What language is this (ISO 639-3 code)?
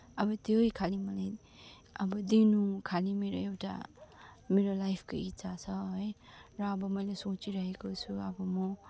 nep